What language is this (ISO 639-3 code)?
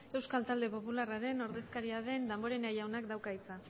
eus